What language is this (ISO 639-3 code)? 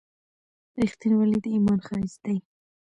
pus